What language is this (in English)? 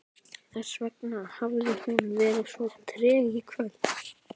Icelandic